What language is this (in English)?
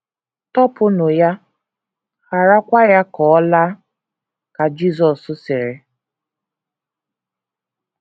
Igbo